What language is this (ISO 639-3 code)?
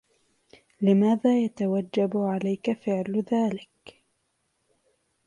ara